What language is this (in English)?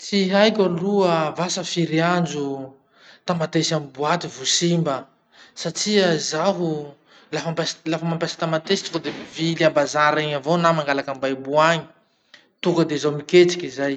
Masikoro Malagasy